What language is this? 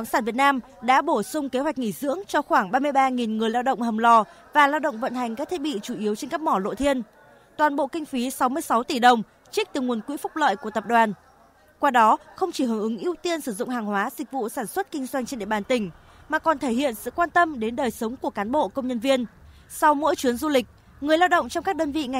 Vietnamese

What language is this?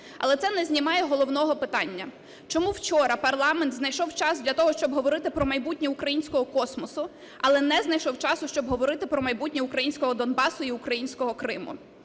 Ukrainian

